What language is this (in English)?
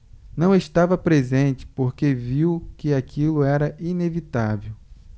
Portuguese